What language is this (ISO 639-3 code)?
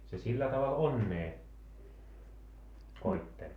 fin